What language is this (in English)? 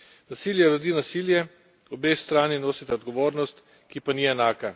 Slovenian